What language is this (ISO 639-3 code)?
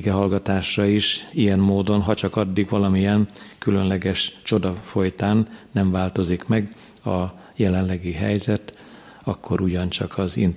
hun